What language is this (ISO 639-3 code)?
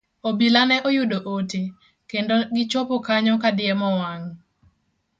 luo